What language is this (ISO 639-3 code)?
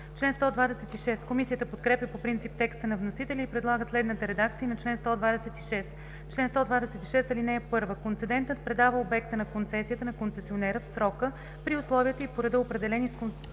bul